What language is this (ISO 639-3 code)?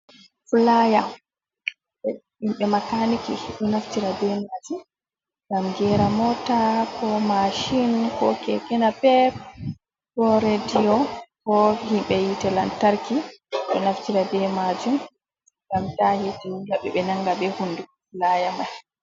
ful